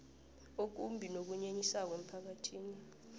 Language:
South Ndebele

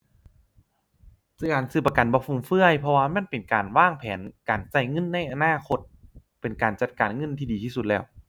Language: Thai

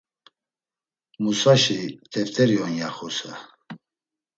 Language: Laz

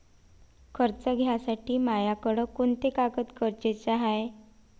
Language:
Marathi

